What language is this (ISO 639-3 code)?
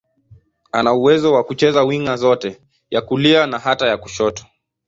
swa